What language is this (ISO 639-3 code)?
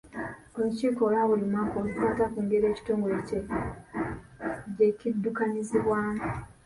lug